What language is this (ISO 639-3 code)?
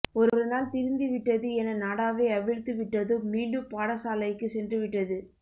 tam